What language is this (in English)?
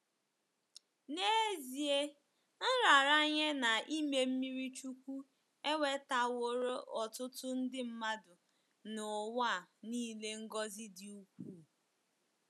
Igbo